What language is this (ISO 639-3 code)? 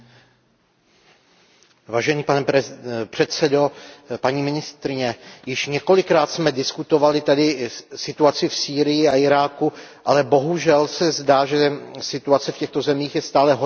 ces